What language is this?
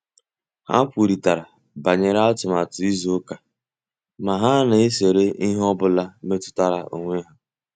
Igbo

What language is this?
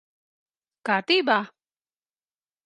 Latvian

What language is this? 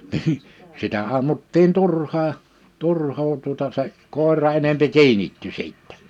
Finnish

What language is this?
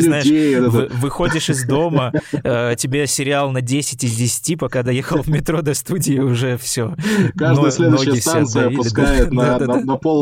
Russian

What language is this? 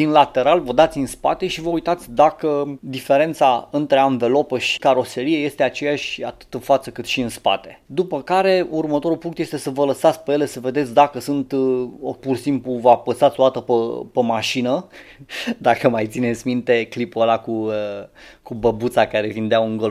Romanian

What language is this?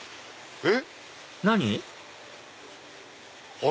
Japanese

